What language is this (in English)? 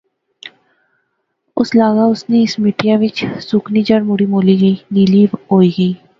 Pahari-Potwari